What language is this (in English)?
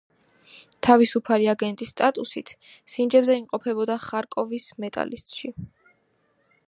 Georgian